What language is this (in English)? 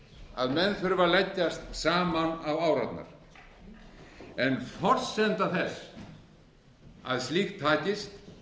Icelandic